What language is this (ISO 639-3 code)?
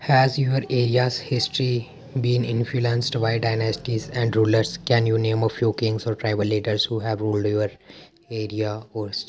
doi